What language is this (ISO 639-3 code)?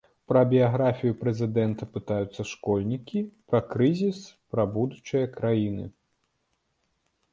bel